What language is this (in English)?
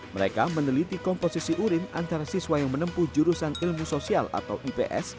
Indonesian